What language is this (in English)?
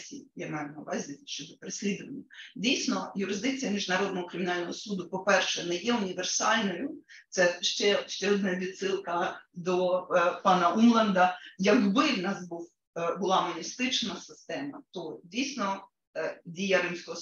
Ukrainian